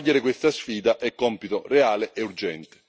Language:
Italian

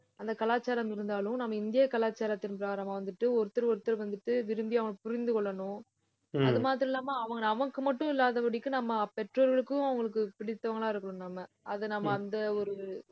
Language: Tamil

